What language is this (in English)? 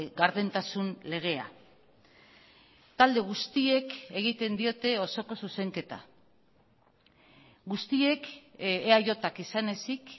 Basque